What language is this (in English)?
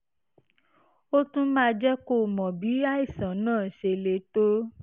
Yoruba